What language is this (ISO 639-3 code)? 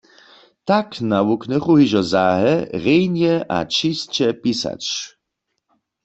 hsb